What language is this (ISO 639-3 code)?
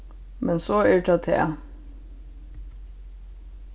fao